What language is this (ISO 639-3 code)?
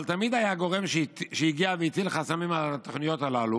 heb